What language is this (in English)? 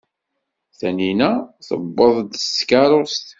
Kabyle